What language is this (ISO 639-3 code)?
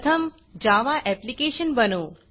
mar